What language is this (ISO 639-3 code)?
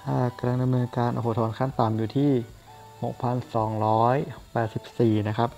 tha